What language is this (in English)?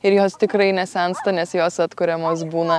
Lithuanian